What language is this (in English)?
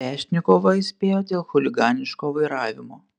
Lithuanian